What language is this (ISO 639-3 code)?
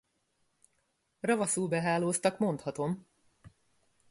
hun